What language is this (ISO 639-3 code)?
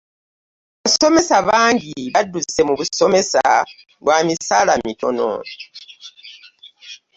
lug